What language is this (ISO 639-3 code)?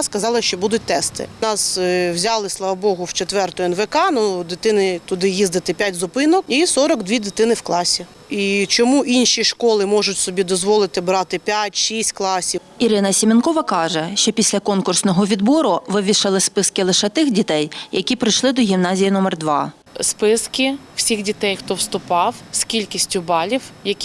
ukr